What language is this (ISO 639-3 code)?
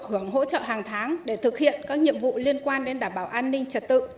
vie